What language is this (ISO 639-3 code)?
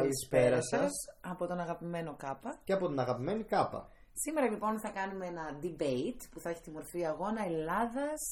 ell